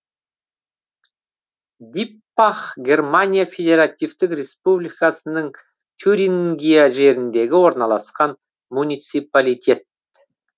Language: Kazakh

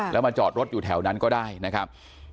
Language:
Thai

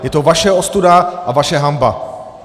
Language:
Czech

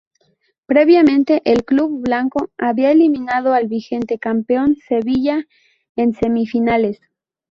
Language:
Spanish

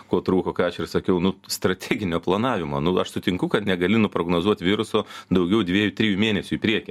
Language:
Lithuanian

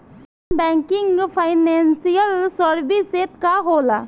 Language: Bhojpuri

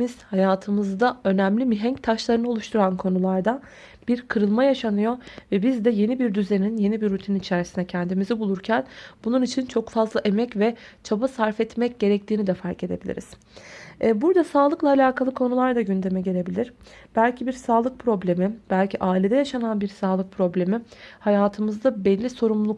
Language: Turkish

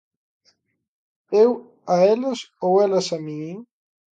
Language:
Galician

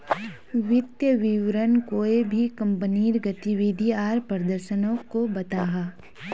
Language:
Magahi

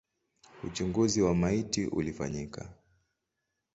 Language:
Swahili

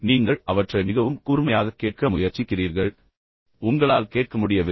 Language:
Tamil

